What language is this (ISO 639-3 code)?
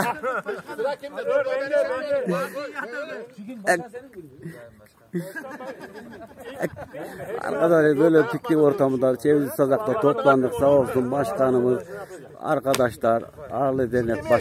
tur